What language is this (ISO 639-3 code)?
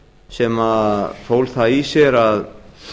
isl